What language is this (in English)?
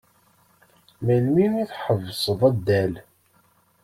Kabyle